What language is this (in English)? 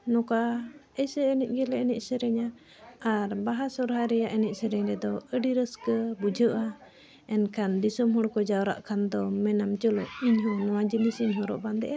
Santali